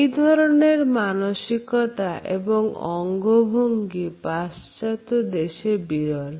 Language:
Bangla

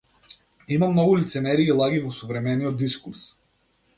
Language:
Macedonian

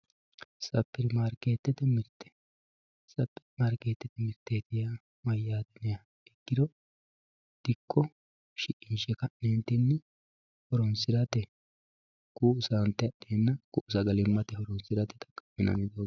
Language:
Sidamo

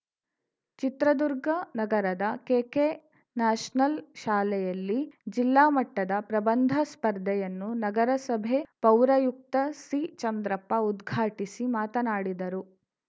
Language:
Kannada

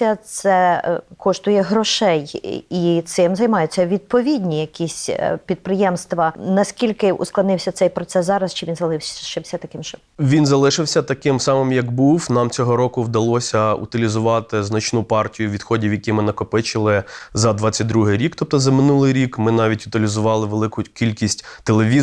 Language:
Ukrainian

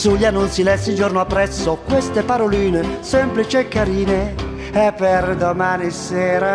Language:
Italian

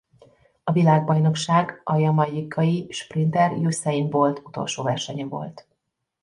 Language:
Hungarian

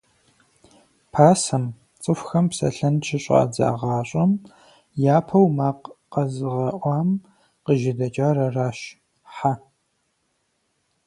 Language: Kabardian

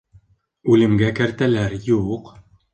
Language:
Bashkir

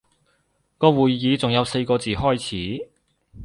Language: Cantonese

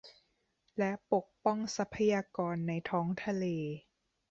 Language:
Thai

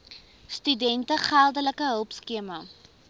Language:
Afrikaans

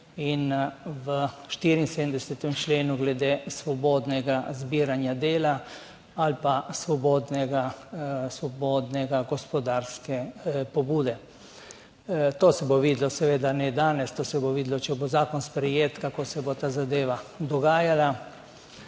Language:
Slovenian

